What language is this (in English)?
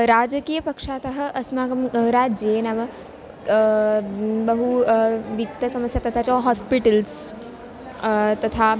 Sanskrit